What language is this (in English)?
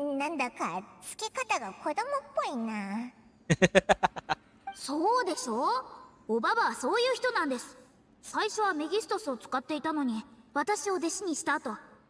Japanese